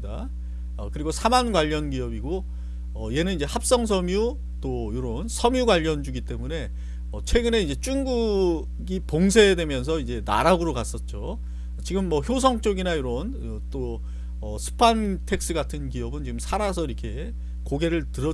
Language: Korean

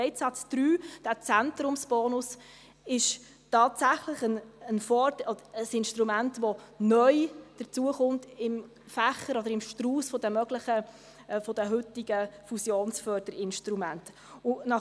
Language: Swiss German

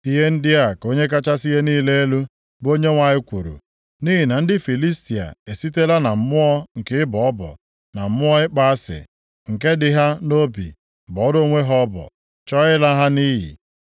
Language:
Igbo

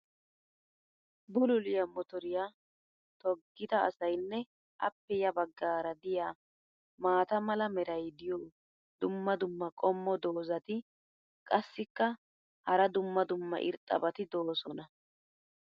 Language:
Wolaytta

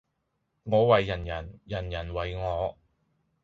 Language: Cantonese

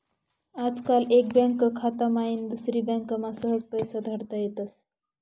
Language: Marathi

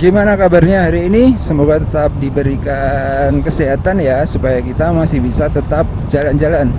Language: Indonesian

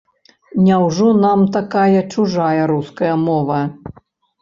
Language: Belarusian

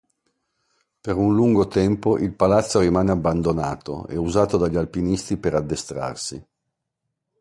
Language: Italian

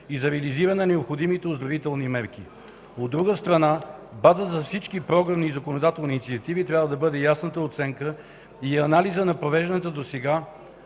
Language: Bulgarian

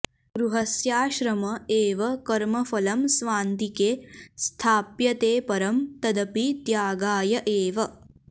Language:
Sanskrit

